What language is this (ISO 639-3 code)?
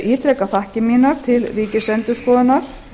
isl